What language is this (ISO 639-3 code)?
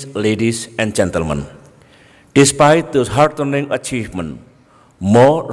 eng